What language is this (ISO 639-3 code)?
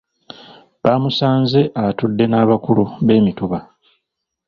lug